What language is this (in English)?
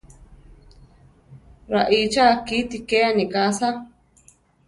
Central Tarahumara